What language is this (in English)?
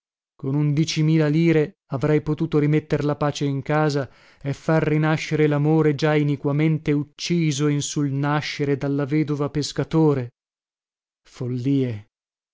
Italian